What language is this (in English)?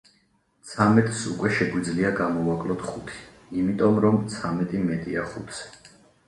Georgian